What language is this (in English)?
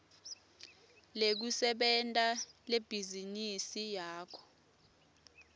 Swati